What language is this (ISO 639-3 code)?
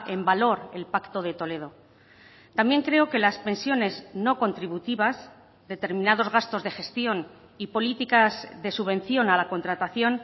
spa